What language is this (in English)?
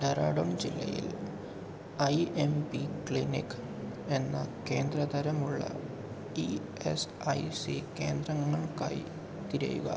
Malayalam